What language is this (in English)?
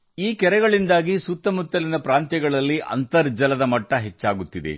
Kannada